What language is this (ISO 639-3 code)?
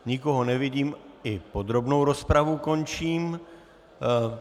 ces